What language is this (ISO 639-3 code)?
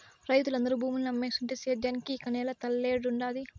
tel